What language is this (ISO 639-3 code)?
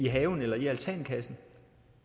dan